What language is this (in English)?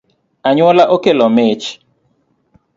Luo (Kenya and Tanzania)